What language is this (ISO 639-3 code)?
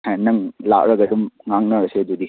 mni